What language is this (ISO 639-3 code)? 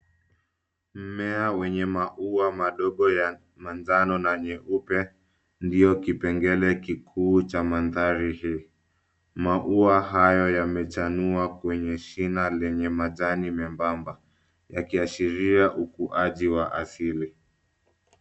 swa